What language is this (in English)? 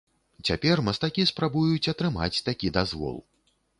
Belarusian